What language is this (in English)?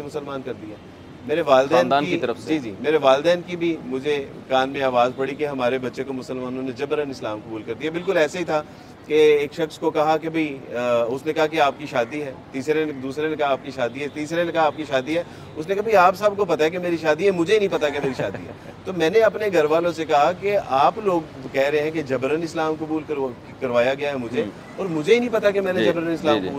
Urdu